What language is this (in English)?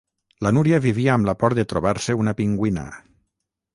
Catalan